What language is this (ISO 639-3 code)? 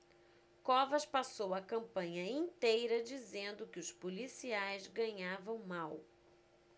por